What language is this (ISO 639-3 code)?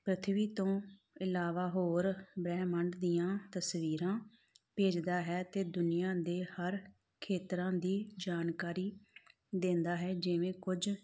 pan